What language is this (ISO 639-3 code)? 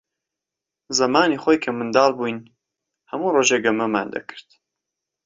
ckb